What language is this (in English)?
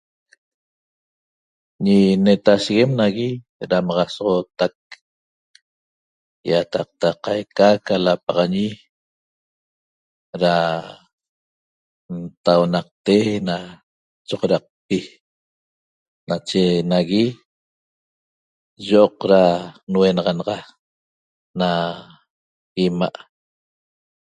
Toba